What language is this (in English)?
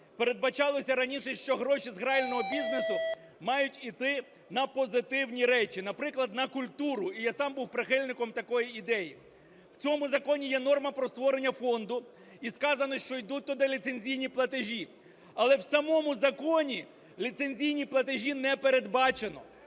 Ukrainian